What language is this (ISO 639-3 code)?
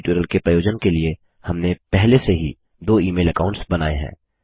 hin